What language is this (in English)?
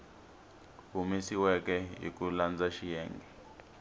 Tsonga